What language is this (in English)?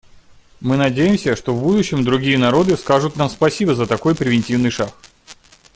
Russian